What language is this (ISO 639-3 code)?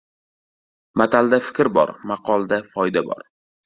uzb